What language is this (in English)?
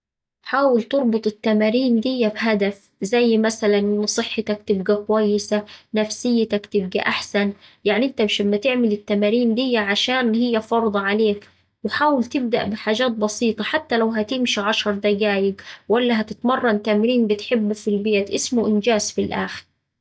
Saidi Arabic